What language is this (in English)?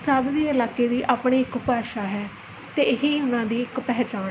Punjabi